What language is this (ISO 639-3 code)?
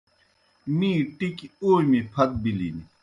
plk